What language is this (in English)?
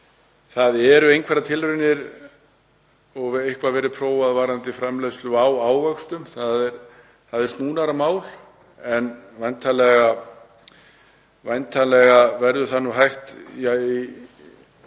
Icelandic